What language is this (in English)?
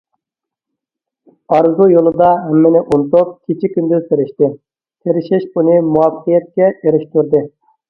Uyghur